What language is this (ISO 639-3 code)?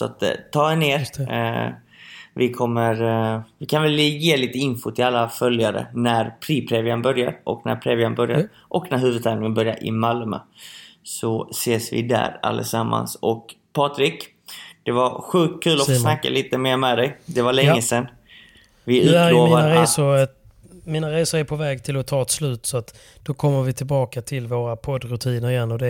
swe